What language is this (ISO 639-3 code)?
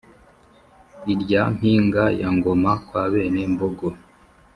kin